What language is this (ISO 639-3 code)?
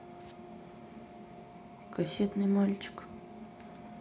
rus